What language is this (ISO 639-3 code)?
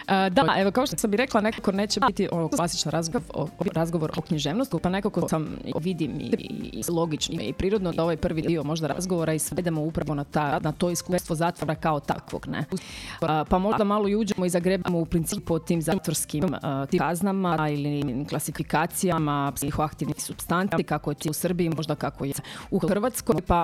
hrv